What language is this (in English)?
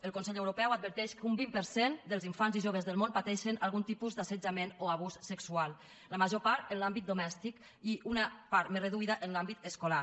Catalan